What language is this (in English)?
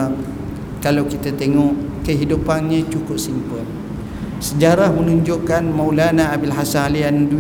Malay